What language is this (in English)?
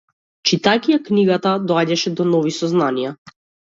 Macedonian